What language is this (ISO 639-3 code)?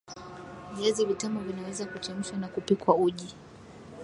swa